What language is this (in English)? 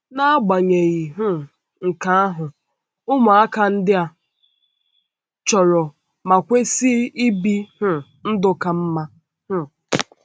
Igbo